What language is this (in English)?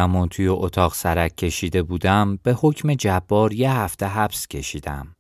Persian